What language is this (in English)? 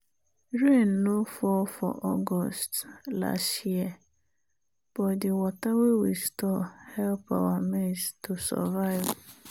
Nigerian Pidgin